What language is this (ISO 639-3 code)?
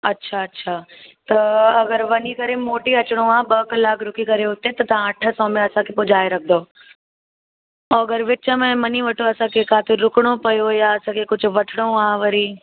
snd